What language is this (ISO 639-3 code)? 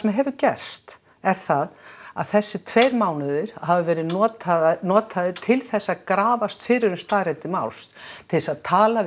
isl